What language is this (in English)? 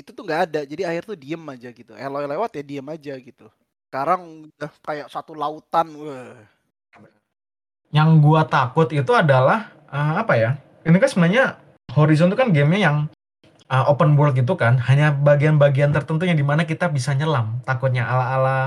Indonesian